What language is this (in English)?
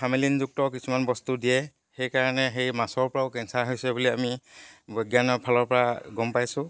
Assamese